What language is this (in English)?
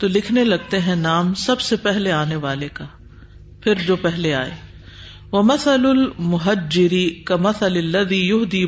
Urdu